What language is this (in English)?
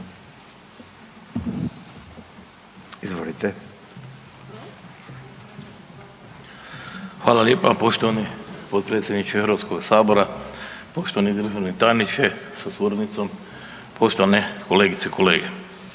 Croatian